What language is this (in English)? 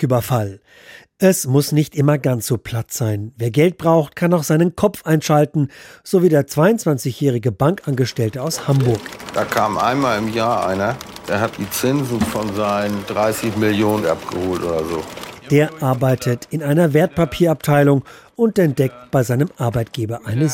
German